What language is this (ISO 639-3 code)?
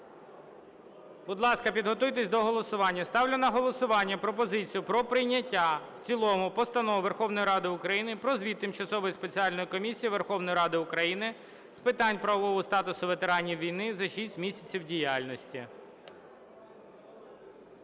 ukr